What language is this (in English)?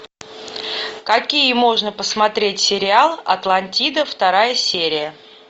Russian